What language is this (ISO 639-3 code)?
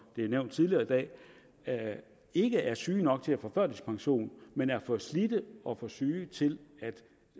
dan